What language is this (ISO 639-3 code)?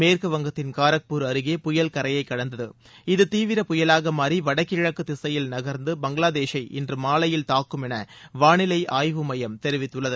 tam